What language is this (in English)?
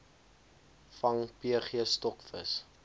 Afrikaans